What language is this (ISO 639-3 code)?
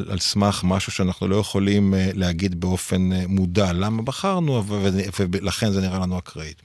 heb